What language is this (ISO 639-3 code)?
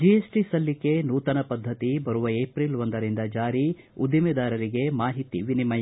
kan